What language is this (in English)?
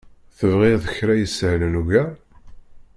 Kabyle